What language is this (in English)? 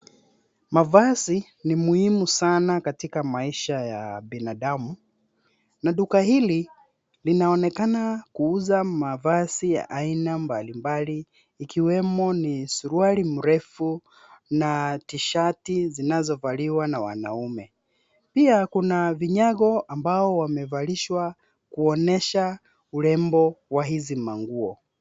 Swahili